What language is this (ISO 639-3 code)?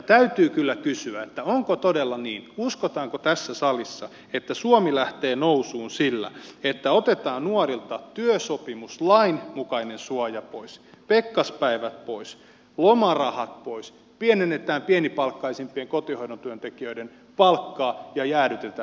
fin